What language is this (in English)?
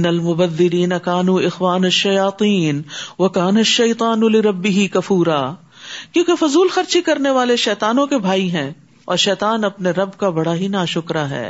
Urdu